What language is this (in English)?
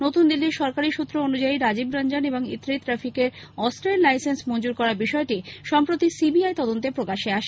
Bangla